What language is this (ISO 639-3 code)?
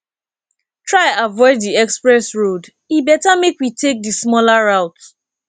pcm